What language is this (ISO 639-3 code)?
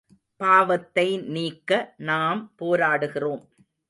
tam